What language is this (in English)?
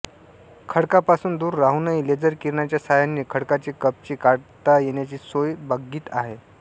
Marathi